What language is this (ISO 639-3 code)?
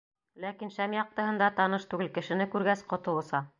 bak